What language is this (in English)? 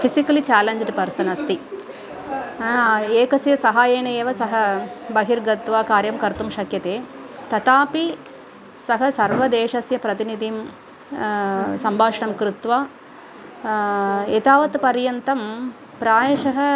Sanskrit